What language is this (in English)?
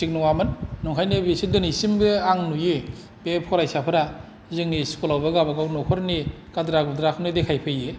Bodo